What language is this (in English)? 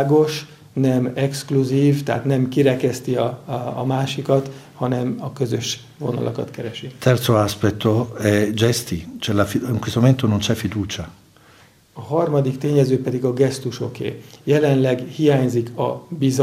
Hungarian